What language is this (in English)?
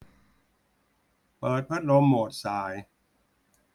Thai